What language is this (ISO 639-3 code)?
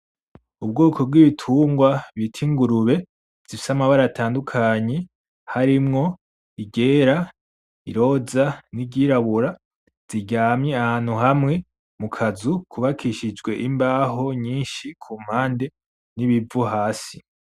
run